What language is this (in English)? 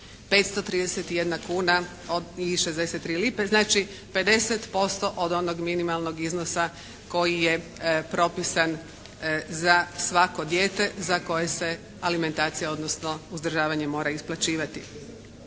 Croatian